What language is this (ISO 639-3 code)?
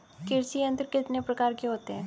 hin